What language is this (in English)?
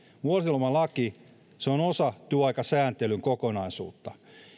Finnish